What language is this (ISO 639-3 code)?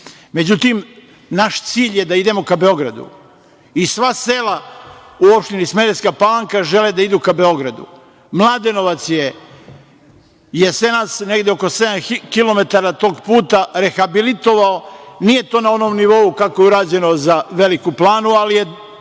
srp